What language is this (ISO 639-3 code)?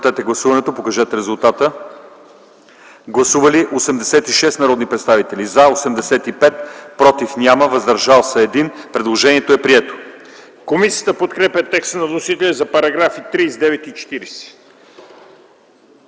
bul